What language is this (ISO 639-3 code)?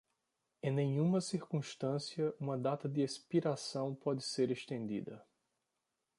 por